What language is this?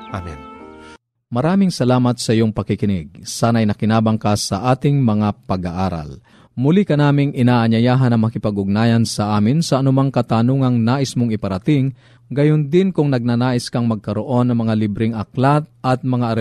Filipino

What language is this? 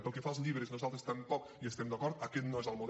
Catalan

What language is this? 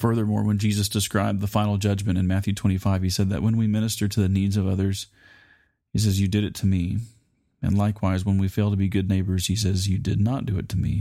English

